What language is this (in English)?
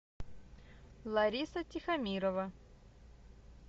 Russian